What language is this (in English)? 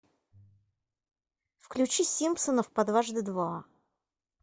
Russian